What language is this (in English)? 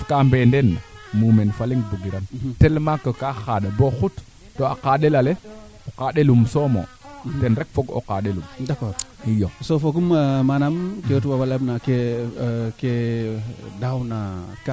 Serer